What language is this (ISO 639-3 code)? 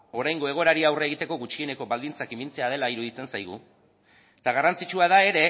eus